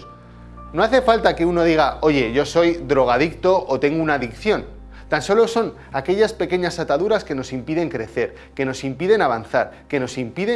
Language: Spanish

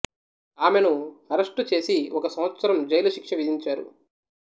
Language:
Telugu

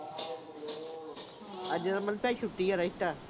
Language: Punjabi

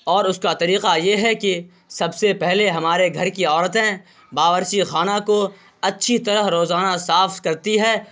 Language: Urdu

